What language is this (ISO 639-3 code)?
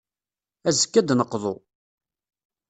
kab